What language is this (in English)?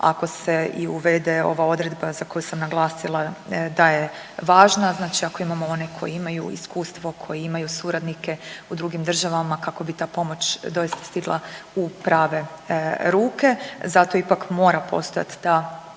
Croatian